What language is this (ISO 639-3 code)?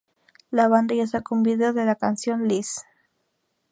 spa